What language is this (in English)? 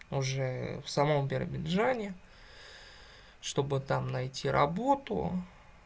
Russian